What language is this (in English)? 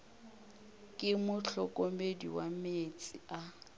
Northern Sotho